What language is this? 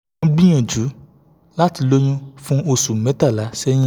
Yoruba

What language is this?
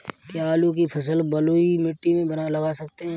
Hindi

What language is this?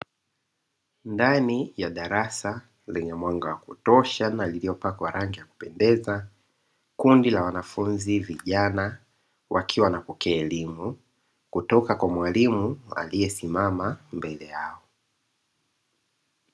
Swahili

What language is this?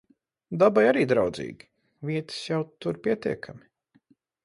Latvian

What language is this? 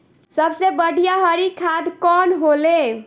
Bhojpuri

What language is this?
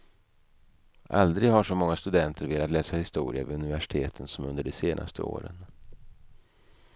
Swedish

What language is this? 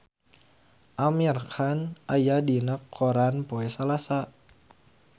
Sundanese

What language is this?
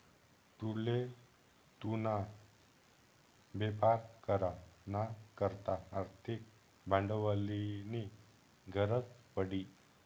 Marathi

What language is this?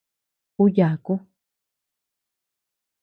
Tepeuxila Cuicatec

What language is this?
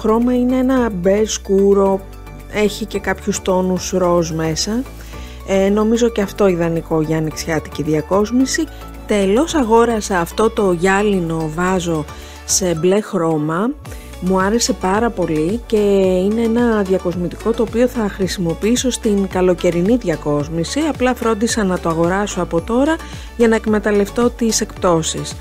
Greek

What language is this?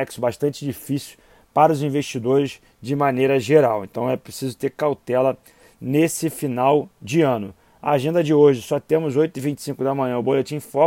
Portuguese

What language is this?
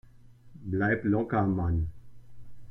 German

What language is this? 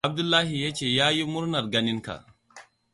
Hausa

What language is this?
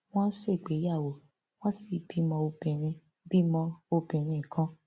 Yoruba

